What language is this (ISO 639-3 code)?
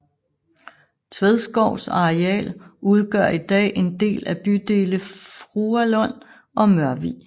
dan